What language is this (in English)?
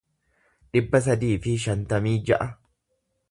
Oromo